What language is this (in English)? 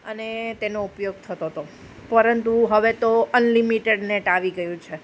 Gujarati